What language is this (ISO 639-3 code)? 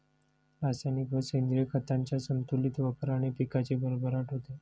mar